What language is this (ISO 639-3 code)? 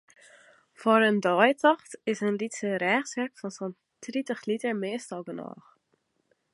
fry